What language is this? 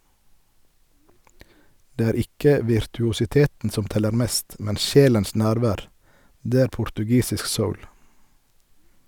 Norwegian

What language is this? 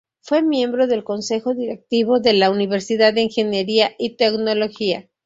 Spanish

